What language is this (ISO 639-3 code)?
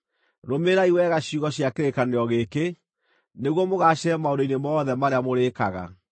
kik